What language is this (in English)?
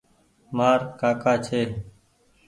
Goaria